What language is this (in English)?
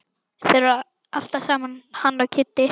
Icelandic